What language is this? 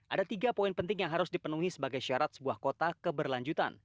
Indonesian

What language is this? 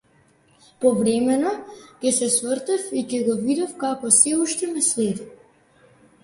Macedonian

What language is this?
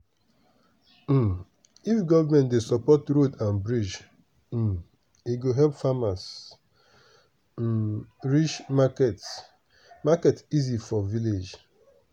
Nigerian Pidgin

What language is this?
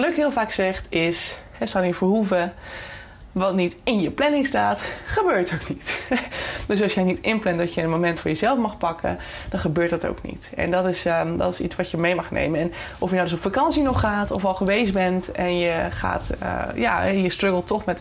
Dutch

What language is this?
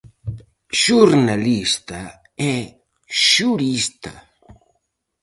Galician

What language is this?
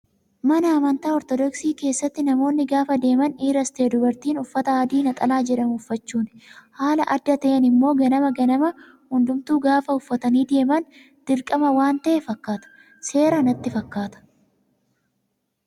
Oromo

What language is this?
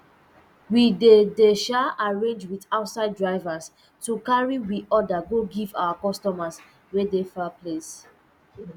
Nigerian Pidgin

